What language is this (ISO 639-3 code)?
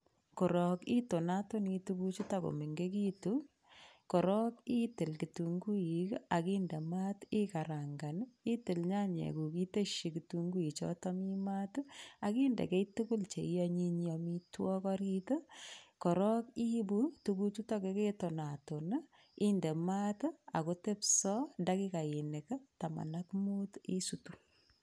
kln